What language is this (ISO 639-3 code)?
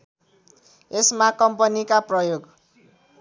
nep